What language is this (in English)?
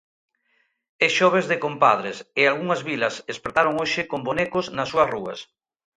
Galician